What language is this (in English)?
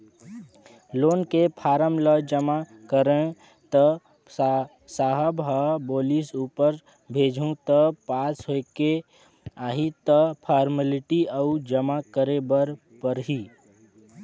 Chhattisgarhi